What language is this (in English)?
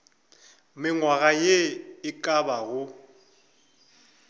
Northern Sotho